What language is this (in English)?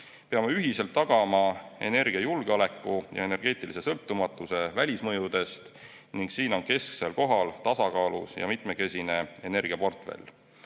Estonian